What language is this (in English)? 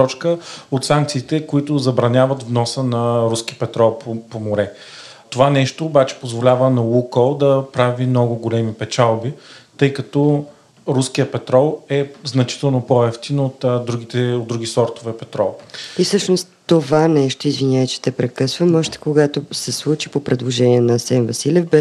Bulgarian